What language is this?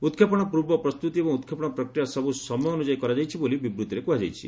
Odia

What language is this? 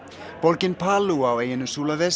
Icelandic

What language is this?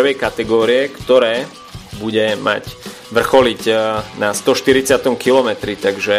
Slovak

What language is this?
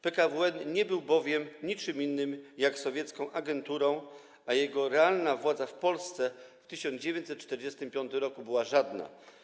Polish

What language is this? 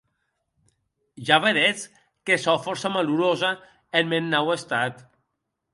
Occitan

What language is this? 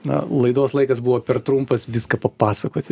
Lithuanian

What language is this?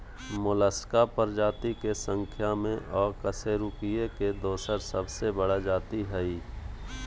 Magahi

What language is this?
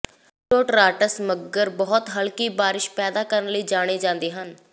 Punjabi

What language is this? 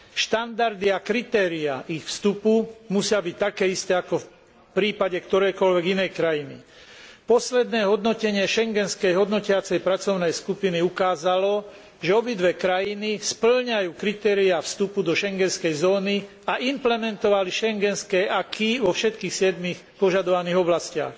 Slovak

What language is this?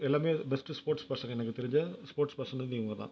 Tamil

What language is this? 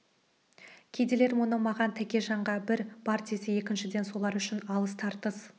Kazakh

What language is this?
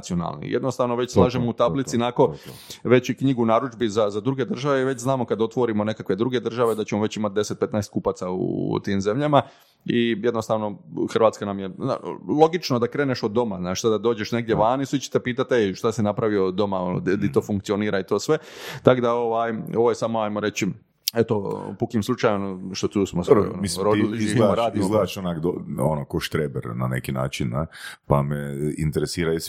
Croatian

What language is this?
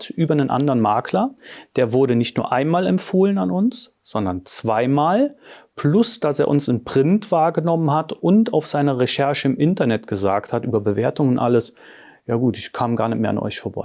German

